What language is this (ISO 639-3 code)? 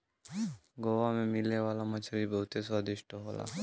bho